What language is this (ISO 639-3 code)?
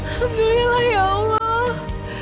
ind